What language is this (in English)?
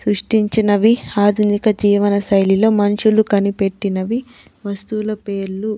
Telugu